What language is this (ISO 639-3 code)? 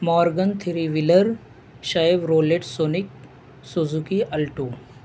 urd